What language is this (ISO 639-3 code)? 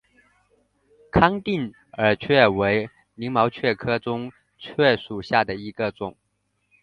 zho